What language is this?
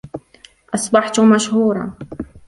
Arabic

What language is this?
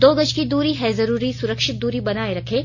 Hindi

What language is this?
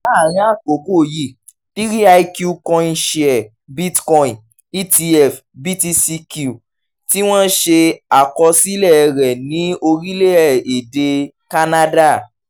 Yoruba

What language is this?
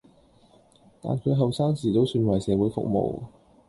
Cantonese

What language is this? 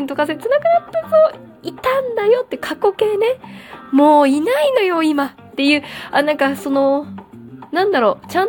Japanese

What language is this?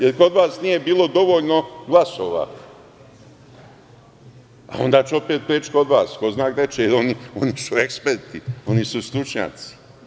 Serbian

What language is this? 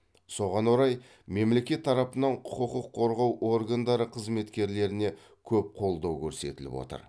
Kazakh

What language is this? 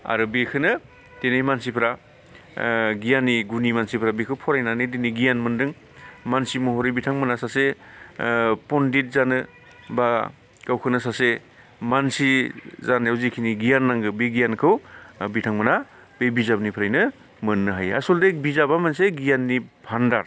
Bodo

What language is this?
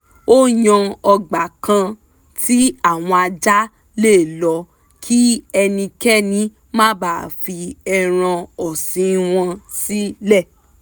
Yoruba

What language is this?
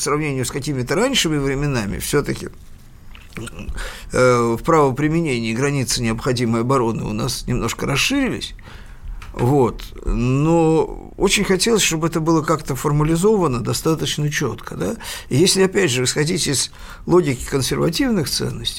Russian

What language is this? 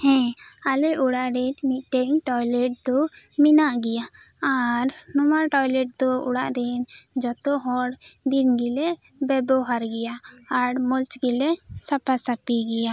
Santali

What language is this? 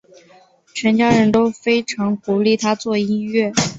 Chinese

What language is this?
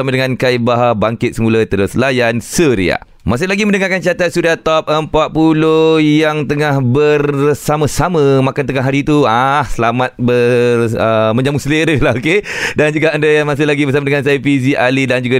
Malay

